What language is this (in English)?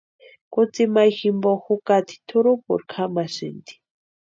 Western Highland Purepecha